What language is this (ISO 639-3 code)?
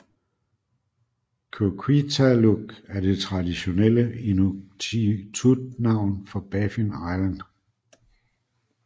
dan